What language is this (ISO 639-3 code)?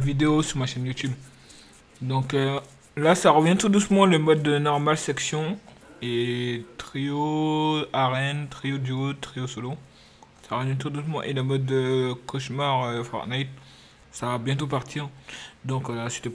fra